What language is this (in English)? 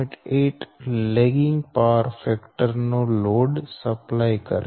Gujarati